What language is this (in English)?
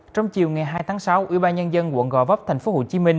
Vietnamese